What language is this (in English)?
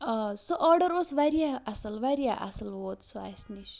Kashmiri